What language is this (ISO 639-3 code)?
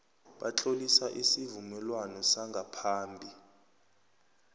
nbl